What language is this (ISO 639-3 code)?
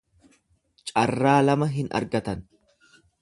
orm